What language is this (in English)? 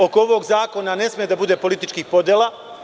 Serbian